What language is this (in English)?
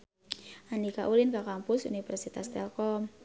Sundanese